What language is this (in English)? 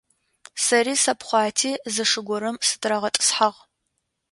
Adyghe